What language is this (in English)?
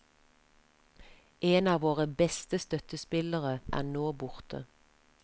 Norwegian